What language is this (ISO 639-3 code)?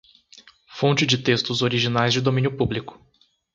por